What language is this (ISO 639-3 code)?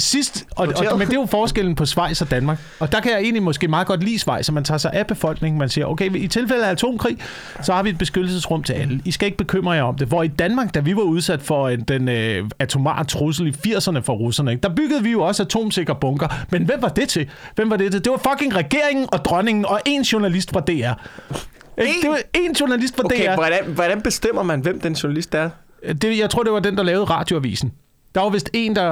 dan